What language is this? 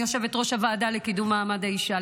Hebrew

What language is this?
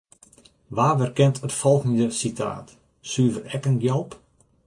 Western Frisian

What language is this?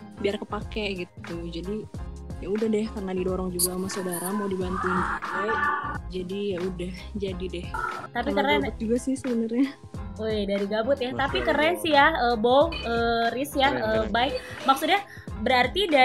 Indonesian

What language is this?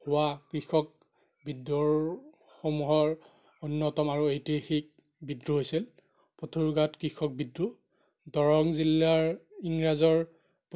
Assamese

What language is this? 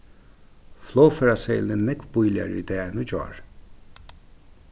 Faroese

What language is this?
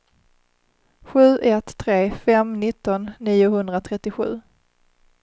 Swedish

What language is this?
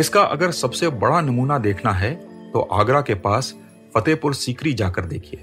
Hindi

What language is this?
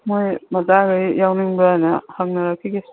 Manipuri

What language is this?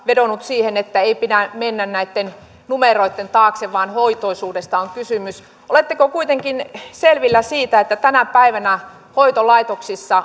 Finnish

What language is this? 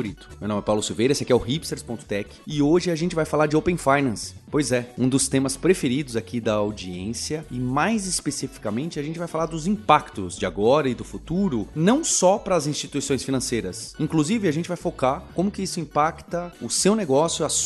Portuguese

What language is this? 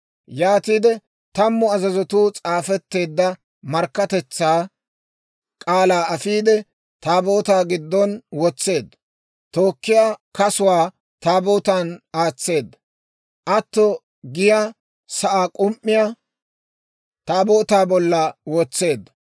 Dawro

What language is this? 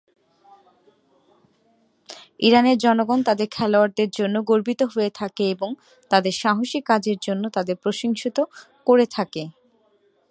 Bangla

